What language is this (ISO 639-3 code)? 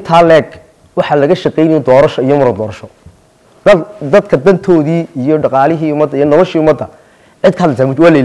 ara